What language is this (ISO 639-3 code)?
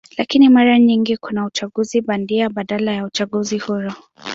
swa